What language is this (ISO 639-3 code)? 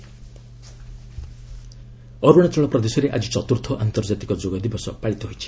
ori